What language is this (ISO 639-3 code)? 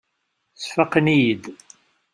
kab